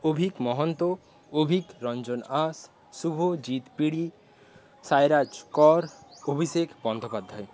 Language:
Bangla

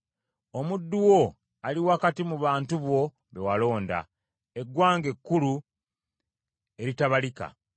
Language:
Ganda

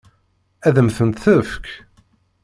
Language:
Kabyle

